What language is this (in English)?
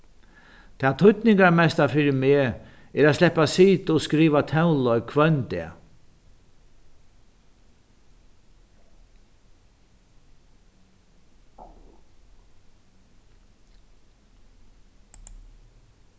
Faroese